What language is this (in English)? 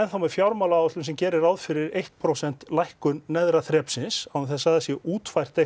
Icelandic